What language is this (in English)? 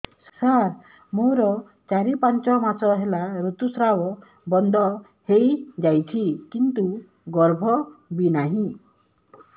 Odia